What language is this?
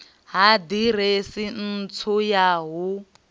Venda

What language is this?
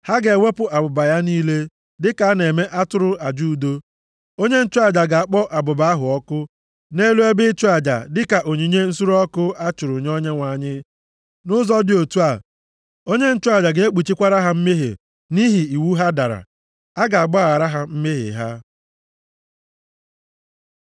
Igbo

